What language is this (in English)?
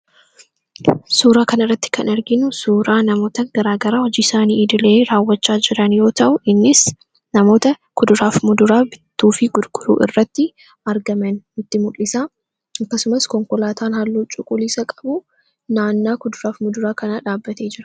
Oromo